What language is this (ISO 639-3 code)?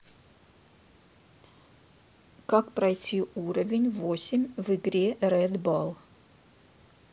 rus